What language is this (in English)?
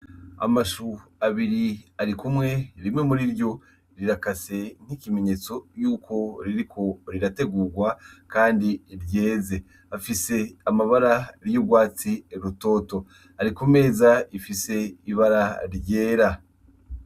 Rundi